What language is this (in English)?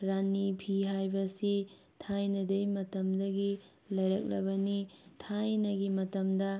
Manipuri